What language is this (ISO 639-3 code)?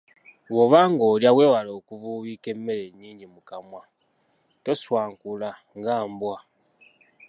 lug